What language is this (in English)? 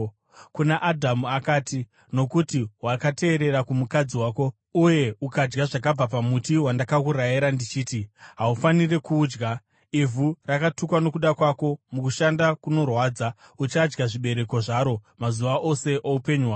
Shona